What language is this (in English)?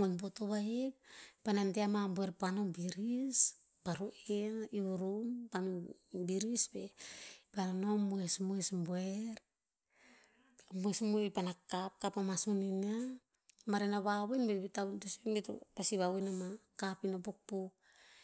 Tinputz